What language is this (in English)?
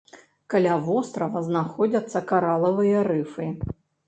Belarusian